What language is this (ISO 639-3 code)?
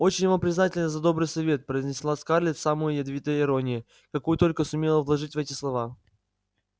rus